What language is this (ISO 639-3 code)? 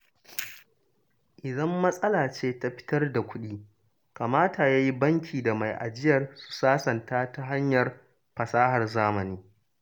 hau